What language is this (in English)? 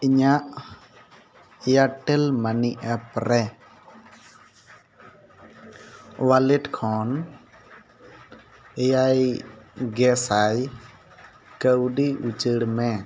Santali